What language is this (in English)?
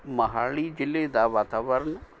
Punjabi